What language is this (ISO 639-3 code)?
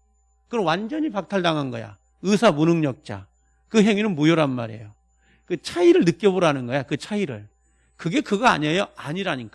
kor